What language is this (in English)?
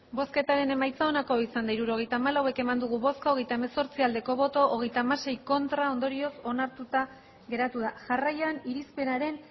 Basque